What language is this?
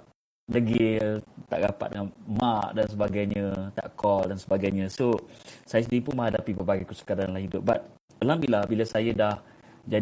Malay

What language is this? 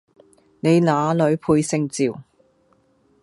Cantonese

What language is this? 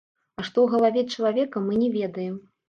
Belarusian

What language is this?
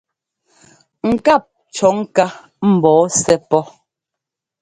Ngomba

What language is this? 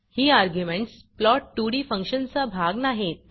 Marathi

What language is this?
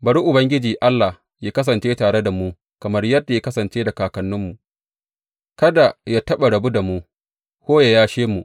Hausa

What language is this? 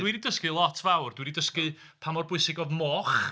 Welsh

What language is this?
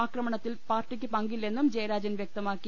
Malayalam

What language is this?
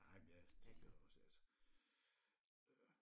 Danish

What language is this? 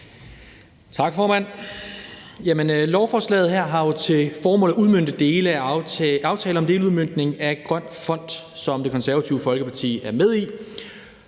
Danish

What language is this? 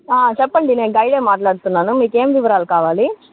Telugu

